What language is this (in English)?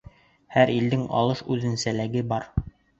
Bashkir